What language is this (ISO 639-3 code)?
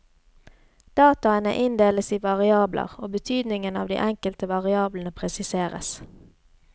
nor